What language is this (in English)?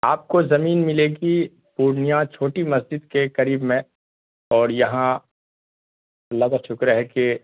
Urdu